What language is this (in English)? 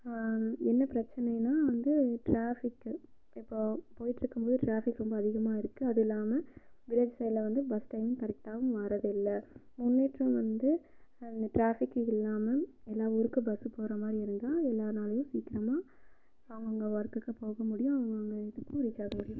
Tamil